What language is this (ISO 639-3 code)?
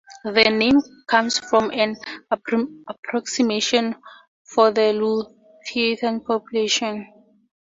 eng